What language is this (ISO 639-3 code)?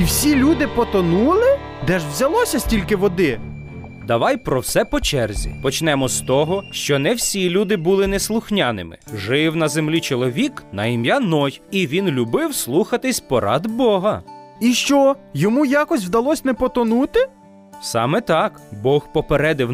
ukr